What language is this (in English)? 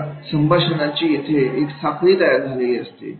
Marathi